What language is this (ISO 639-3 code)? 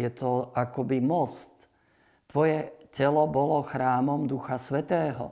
slk